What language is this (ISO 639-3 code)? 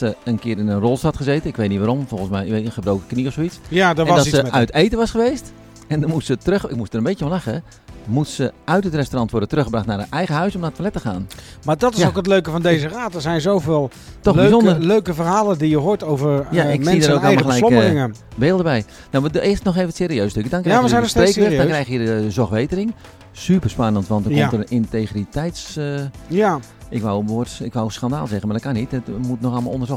nld